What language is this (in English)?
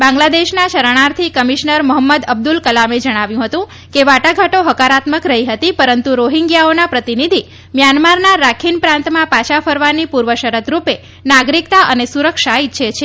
Gujarati